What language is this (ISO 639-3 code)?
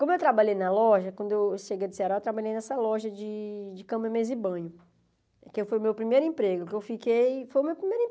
por